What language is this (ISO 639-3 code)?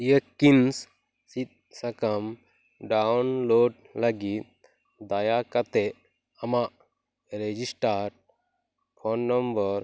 sat